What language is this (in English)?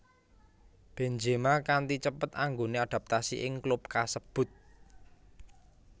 Javanese